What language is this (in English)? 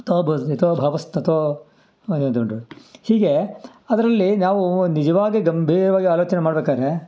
Kannada